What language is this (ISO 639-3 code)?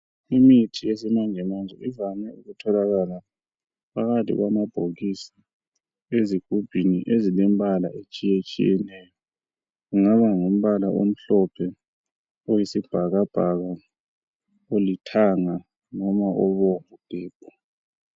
nde